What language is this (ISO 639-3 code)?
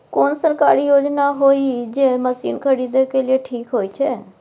mai